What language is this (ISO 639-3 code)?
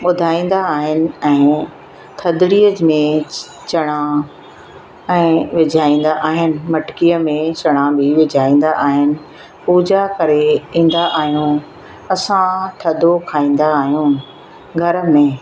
snd